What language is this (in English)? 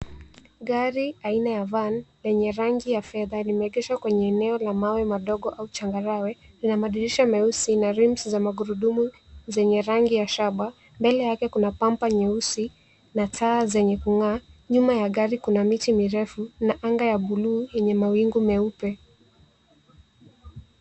Swahili